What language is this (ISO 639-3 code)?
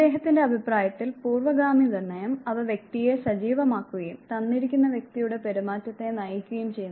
mal